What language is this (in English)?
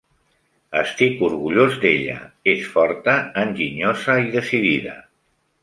Catalan